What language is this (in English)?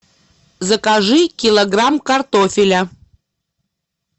Russian